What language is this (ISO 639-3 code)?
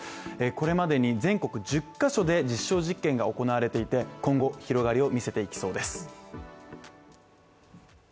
jpn